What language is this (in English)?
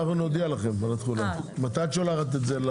Hebrew